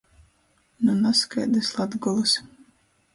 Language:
Latgalian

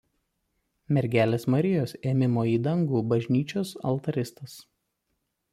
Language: Lithuanian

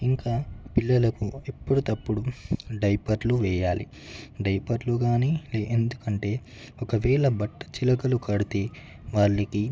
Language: Telugu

